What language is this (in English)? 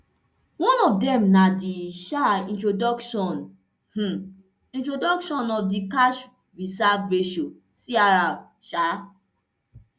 Nigerian Pidgin